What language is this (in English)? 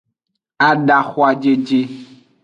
Aja (Benin)